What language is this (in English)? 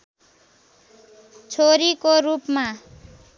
Nepali